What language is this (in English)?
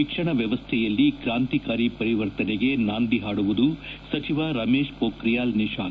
Kannada